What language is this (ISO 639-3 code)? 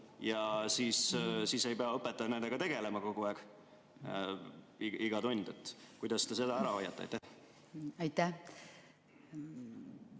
est